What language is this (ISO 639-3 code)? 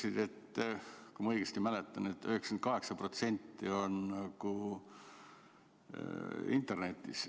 est